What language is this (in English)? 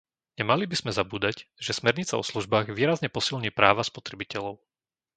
Slovak